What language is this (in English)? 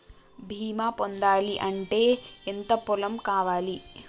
Telugu